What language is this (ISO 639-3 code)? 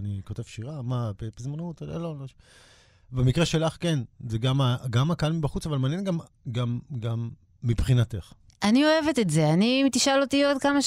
heb